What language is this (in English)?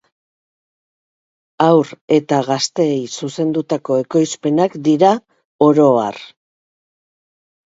Basque